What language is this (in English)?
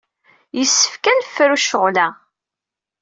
Kabyle